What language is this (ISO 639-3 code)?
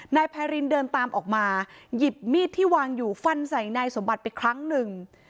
tha